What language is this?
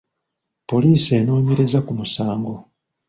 Ganda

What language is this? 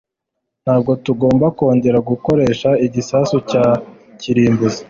Kinyarwanda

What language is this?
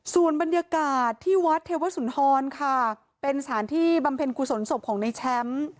Thai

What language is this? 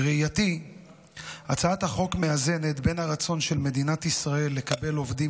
Hebrew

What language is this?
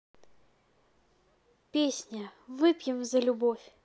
Russian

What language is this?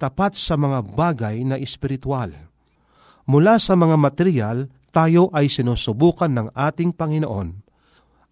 Filipino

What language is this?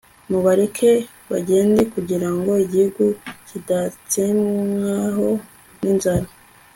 Kinyarwanda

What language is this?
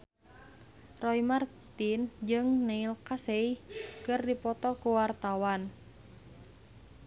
Sundanese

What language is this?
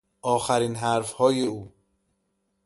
Persian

